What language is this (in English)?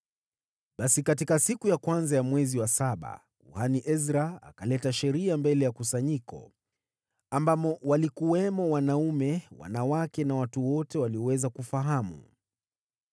Swahili